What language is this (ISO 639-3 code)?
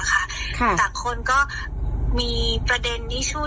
tha